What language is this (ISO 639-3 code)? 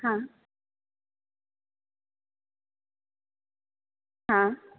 guj